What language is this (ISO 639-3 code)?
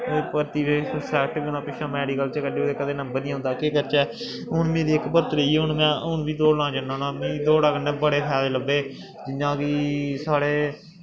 doi